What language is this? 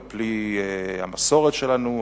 Hebrew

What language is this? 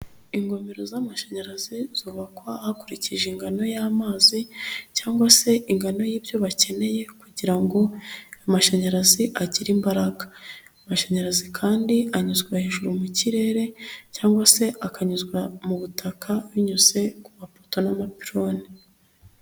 Kinyarwanda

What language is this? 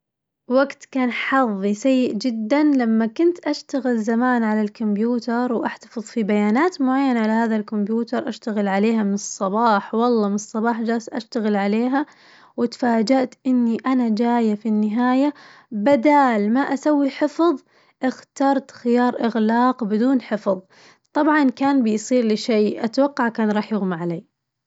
Najdi Arabic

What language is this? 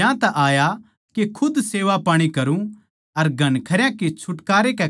Haryanvi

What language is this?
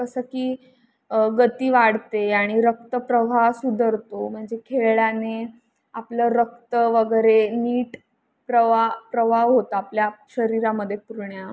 Marathi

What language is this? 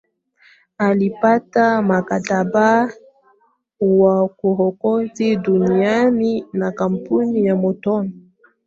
Swahili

